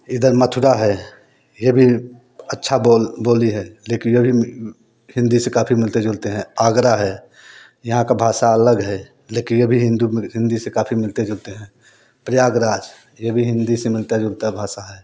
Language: Hindi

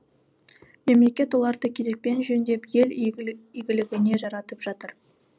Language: Kazakh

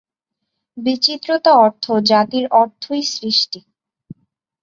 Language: Bangla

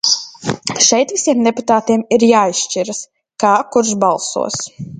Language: Latvian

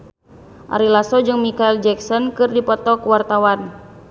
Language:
Sundanese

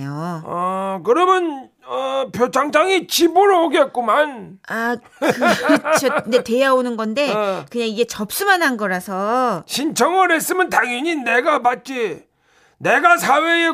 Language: Korean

